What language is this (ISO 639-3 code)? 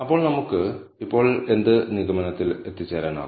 mal